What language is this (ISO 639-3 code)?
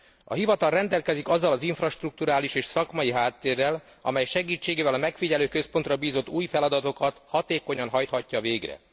hun